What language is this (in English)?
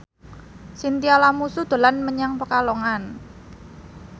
Javanese